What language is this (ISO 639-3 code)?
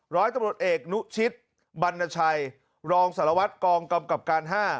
tha